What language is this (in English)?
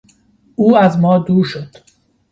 Persian